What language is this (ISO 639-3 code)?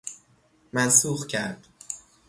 fas